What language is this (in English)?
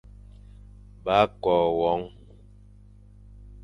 Fang